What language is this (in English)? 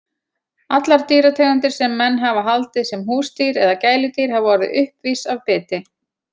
Icelandic